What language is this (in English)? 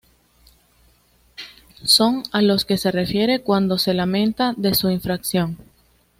Spanish